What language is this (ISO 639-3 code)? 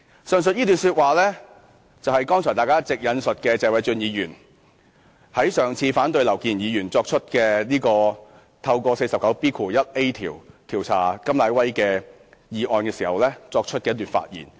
yue